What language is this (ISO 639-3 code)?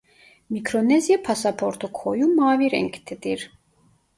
tur